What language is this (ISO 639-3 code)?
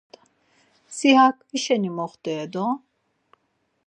lzz